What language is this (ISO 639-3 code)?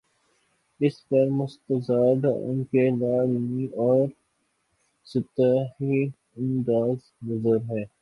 urd